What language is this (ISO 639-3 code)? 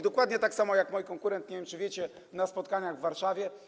pol